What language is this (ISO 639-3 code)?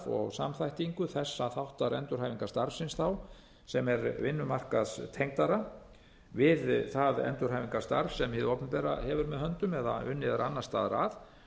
isl